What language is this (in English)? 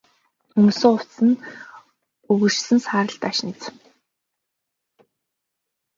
Mongolian